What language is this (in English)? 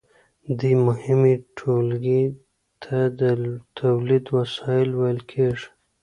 Pashto